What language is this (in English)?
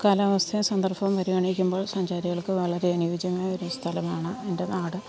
Malayalam